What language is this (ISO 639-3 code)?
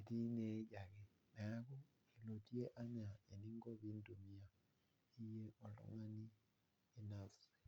mas